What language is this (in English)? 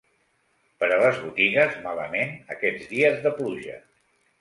Catalan